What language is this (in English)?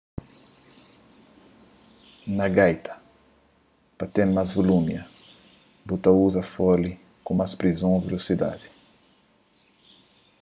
Kabuverdianu